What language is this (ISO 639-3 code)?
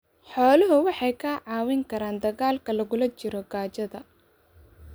som